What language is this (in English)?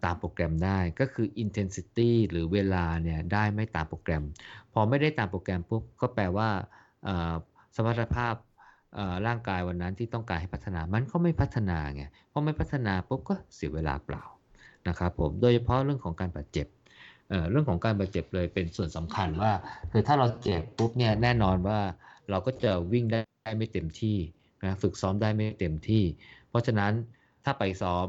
Thai